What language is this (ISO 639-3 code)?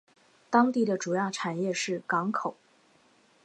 zho